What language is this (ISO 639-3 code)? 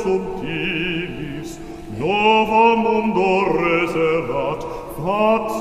tur